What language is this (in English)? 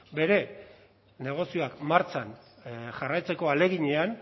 Basque